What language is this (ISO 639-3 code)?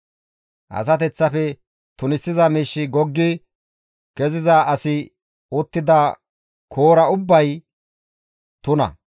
gmv